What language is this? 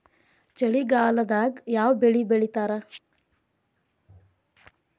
Kannada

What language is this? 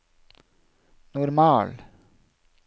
Norwegian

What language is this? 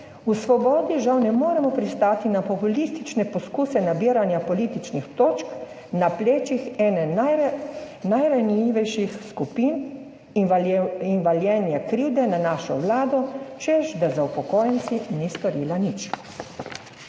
Slovenian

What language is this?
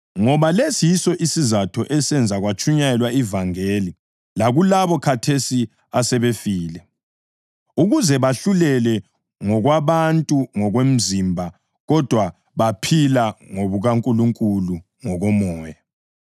North Ndebele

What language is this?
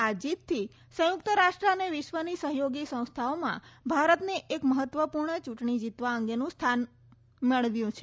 Gujarati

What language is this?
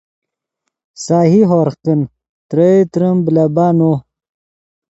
Yidgha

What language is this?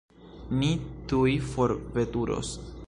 Esperanto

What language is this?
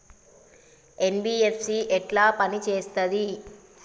Telugu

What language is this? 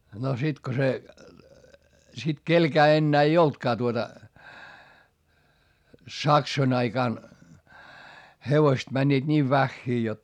Finnish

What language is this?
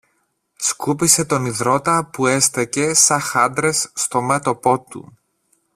Greek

